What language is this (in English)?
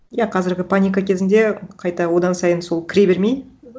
Kazakh